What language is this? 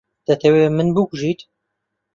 Central Kurdish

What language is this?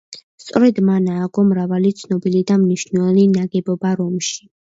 Georgian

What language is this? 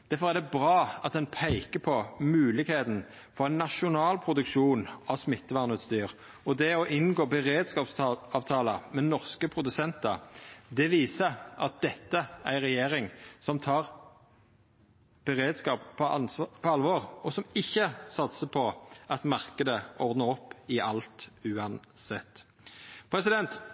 Norwegian Nynorsk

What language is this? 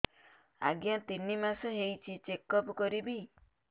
Odia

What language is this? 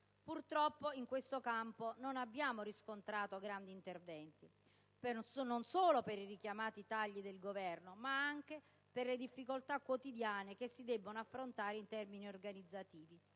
Italian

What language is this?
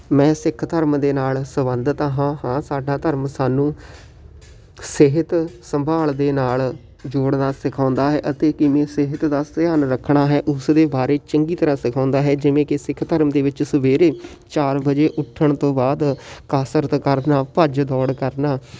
Punjabi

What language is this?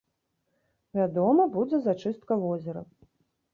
Belarusian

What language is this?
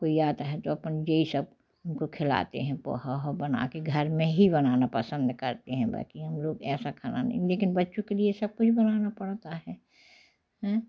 Hindi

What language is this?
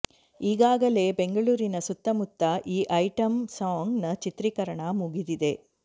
Kannada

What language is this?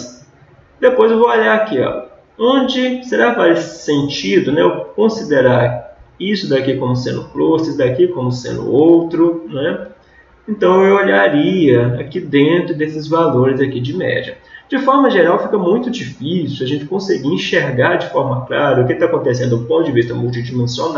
Portuguese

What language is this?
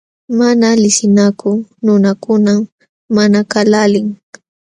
Jauja Wanca Quechua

